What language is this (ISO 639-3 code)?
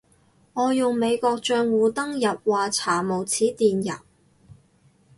yue